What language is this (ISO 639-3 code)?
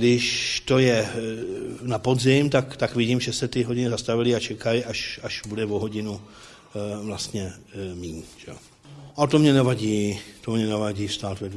ces